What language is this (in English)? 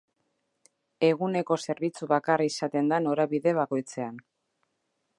Basque